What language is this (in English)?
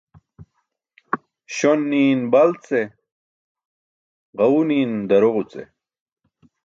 Burushaski